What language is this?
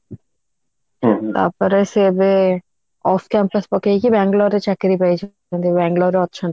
Odia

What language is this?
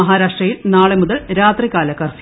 Malayalam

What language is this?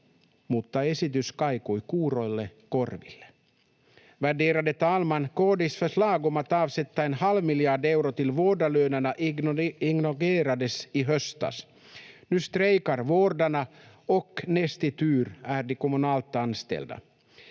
Finnish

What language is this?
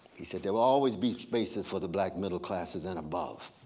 English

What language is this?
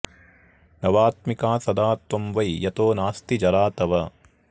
Sanskrit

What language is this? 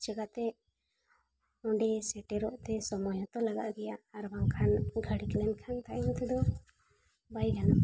Santali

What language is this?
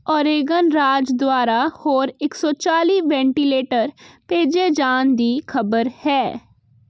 Punjabi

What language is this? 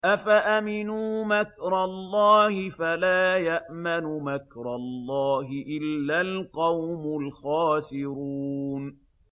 Arabic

